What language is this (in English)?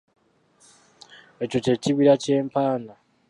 Ganda